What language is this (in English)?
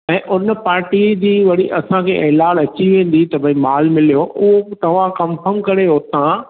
Sindhi